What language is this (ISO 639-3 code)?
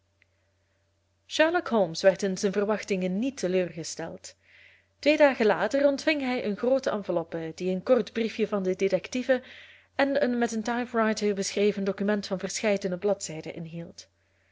nld